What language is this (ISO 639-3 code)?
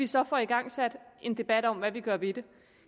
dan